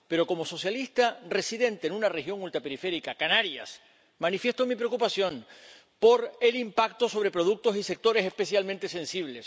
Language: Spanish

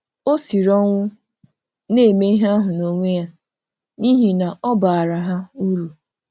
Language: Igbo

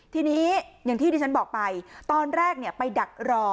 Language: Thai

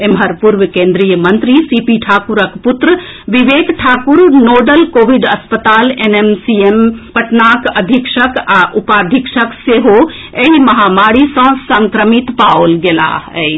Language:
Maithili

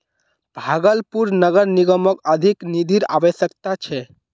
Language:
Magahi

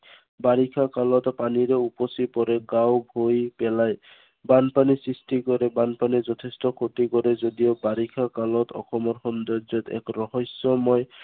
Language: Assamese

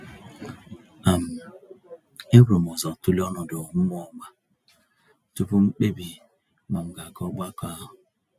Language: Igbo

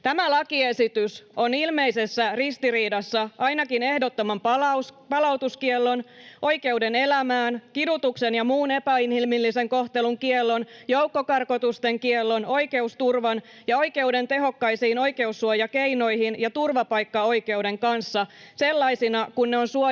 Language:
Finnish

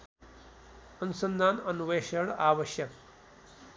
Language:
Nepali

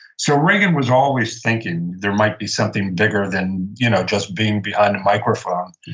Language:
English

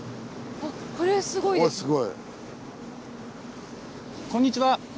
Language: Japanese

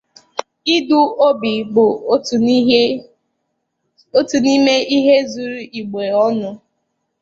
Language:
Igbo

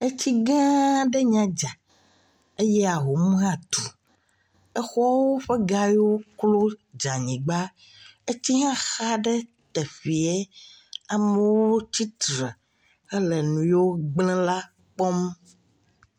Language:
Ewe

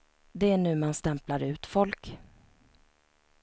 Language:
Swedish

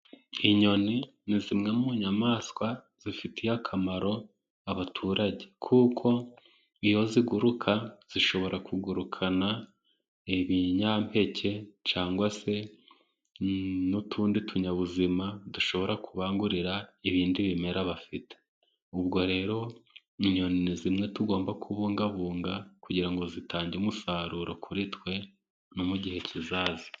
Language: Kinyarwanda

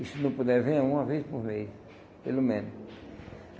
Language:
Portuguese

